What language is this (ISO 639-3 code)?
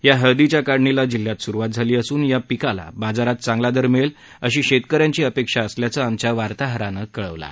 mar